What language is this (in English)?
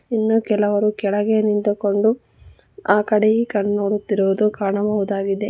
Kannada